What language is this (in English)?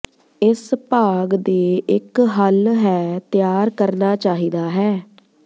Punjabi